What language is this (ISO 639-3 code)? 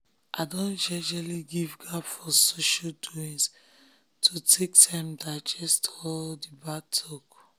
pcm